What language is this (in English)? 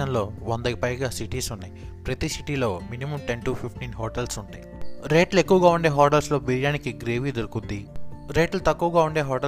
Telugu